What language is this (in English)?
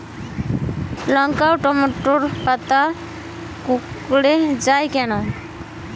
Bangla